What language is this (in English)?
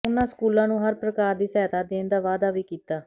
Punjabi